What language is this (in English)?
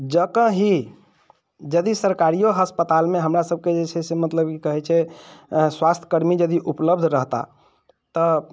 Maithili